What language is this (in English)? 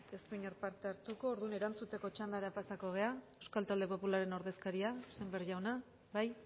Basque